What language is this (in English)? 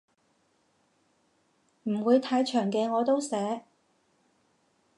Cantonese